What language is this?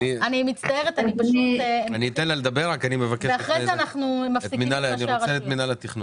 Hebrew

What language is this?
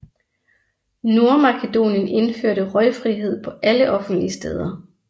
Danish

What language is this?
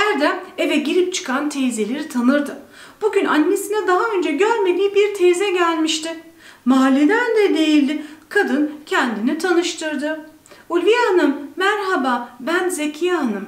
Turkish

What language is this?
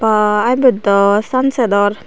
Chakma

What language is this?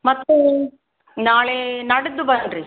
Kannada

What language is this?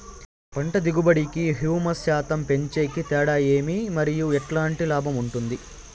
Telugu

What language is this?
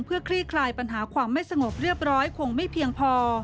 Thai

